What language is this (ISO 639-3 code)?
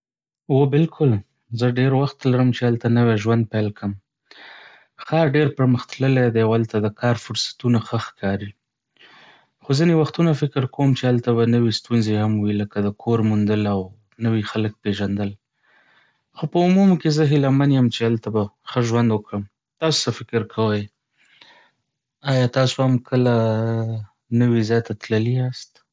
pus